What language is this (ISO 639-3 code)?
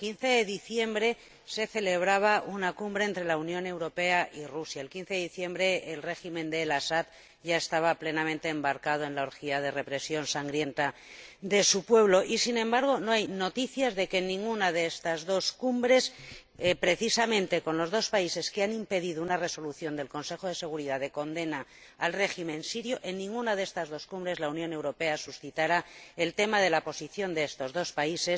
spa